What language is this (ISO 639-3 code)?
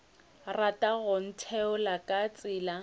nso